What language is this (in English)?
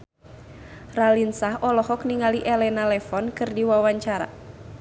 Sundanese